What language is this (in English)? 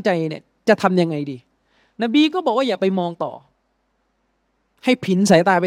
Thai